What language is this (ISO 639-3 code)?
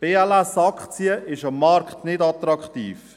gsw